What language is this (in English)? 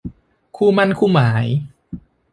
Thai